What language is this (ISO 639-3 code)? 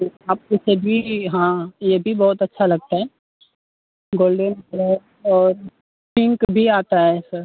hin